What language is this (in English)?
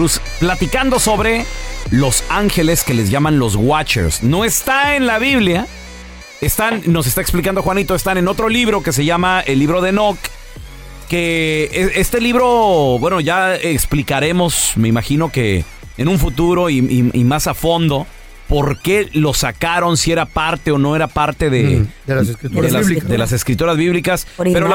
Spanish